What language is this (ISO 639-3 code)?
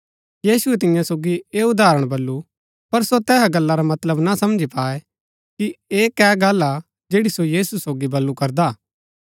gbk